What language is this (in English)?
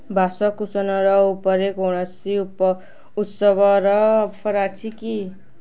Odia